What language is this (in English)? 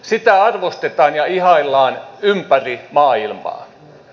Finnish